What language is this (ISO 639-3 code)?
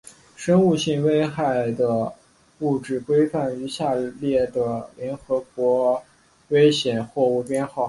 zho